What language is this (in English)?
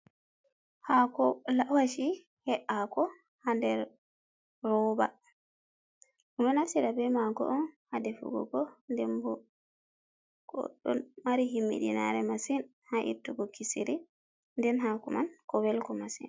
Fula